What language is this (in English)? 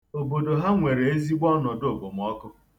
Igbo